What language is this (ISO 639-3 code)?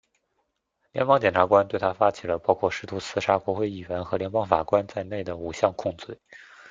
zho